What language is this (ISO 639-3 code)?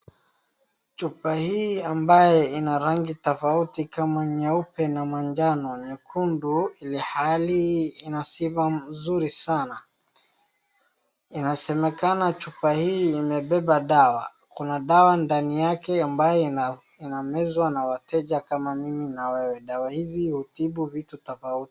swa